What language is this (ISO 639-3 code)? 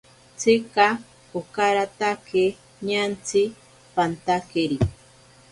prq